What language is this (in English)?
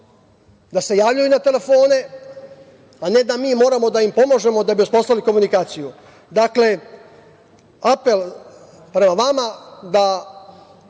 Serbian